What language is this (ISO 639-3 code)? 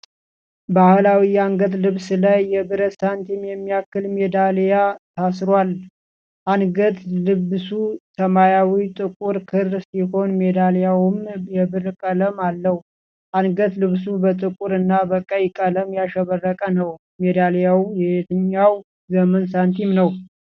amh